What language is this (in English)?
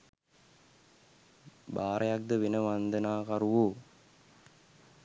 Sinhala